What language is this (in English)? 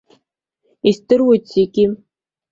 Abkhazian